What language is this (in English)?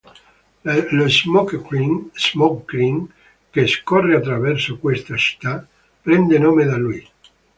Italian